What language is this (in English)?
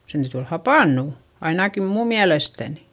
Finnish